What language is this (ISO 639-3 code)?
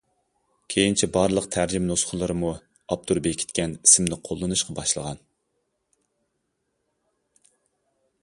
uig